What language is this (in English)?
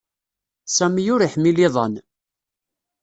Kabyle